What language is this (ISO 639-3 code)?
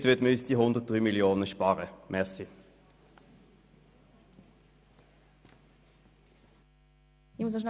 gsw